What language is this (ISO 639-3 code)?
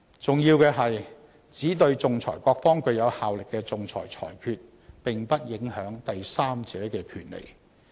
yue